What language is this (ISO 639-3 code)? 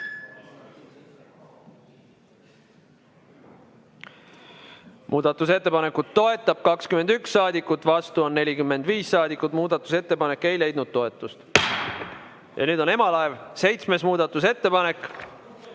est